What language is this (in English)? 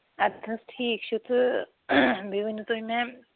Kashmiri